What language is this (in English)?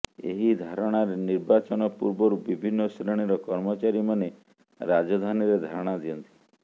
Odia